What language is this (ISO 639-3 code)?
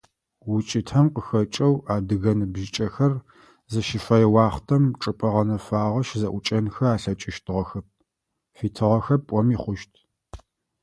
ady